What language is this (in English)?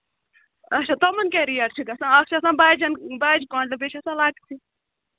Kashmiri